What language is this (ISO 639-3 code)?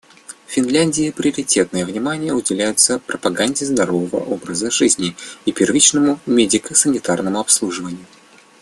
rus